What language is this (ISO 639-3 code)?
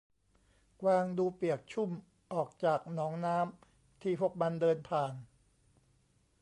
tha